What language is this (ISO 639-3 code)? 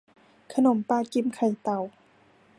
tha